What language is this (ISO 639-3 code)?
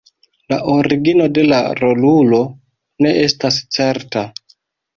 epo